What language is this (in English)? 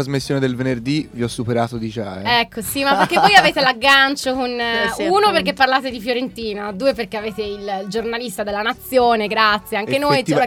Italian